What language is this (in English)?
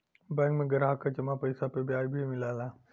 Bhojpuri